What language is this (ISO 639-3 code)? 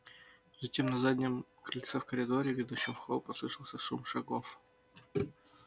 rus